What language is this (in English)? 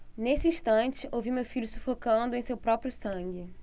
Portuguese